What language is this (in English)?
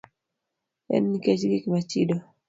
Luo (Kenya and Tanzania)